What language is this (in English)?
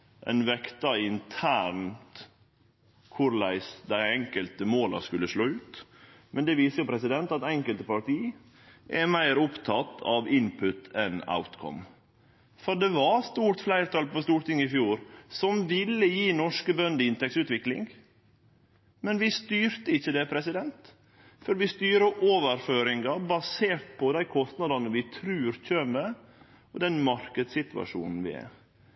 Norwegian Nynorsk